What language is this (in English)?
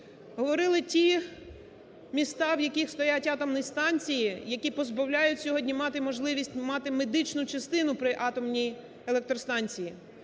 Ukrainian